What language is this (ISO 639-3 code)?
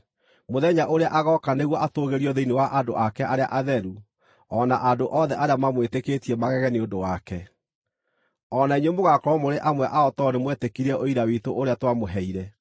kik